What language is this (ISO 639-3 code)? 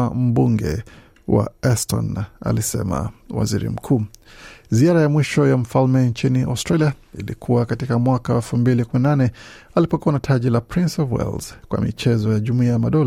swa